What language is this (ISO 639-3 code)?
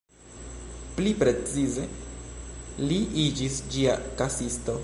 epo